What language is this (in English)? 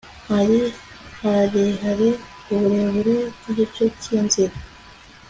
Kinyarwanda